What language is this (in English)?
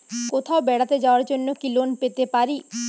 Bangla